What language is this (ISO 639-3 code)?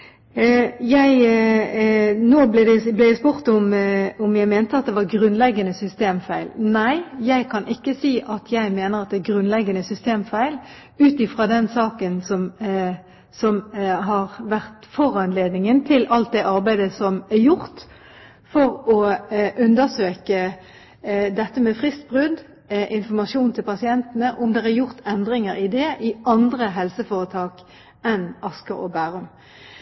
nob